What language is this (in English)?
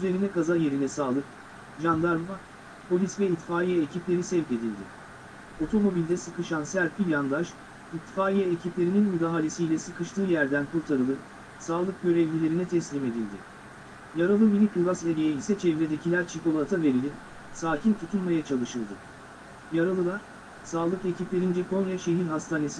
Turkish